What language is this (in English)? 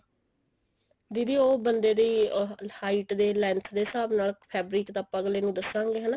Punjabi